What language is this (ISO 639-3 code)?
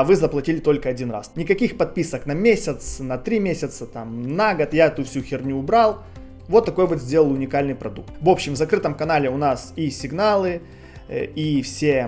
rus